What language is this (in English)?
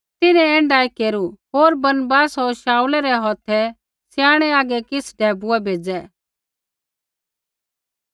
Kullu Pahari